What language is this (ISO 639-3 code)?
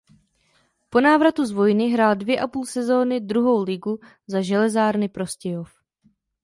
ces